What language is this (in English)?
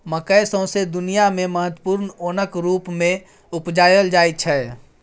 Maithili